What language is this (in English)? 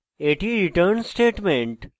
Bangla